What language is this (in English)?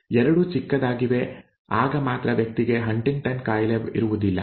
Kannada